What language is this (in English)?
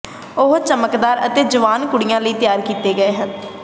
Punjabi